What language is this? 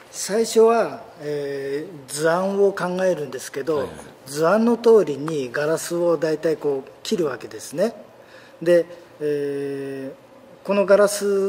Japanese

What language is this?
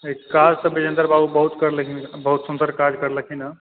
Maithili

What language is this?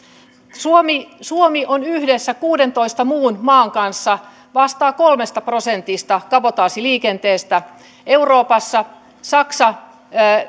Finnish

